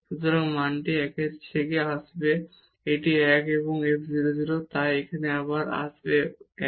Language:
Bangla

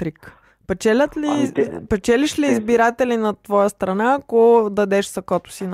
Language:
Bulgarian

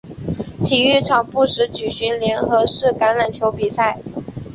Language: Chinese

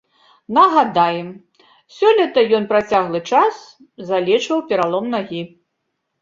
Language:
Belarusian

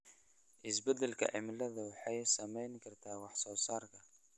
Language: Somali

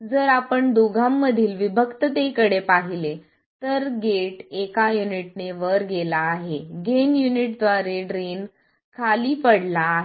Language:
Marathi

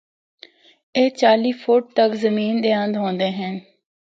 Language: Northern Hindko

